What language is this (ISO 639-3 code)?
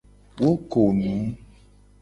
gej